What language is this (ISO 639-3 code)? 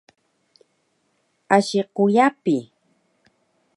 trv